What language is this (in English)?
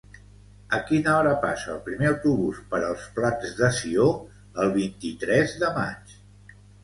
Catalan